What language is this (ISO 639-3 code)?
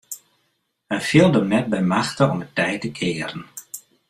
fry